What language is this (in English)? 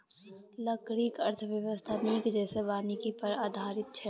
Maithili